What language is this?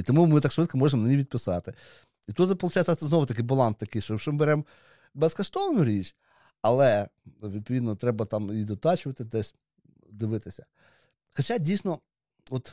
Ukrainian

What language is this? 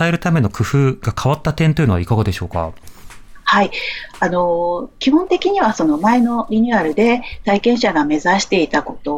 Japanese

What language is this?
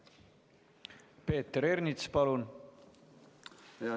Estonian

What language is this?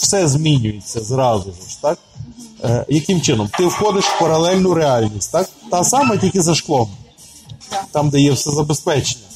Ukrainian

